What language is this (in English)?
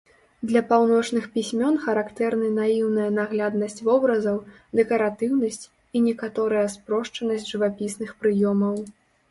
Belarusian